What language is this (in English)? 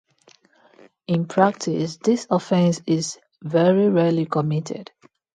English